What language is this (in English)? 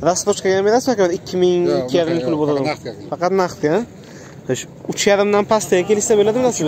Turkish